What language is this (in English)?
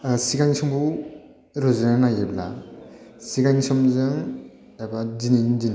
Bodo